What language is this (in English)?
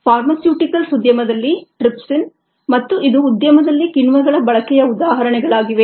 Kannada